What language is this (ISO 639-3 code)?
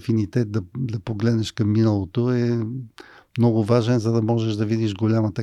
bul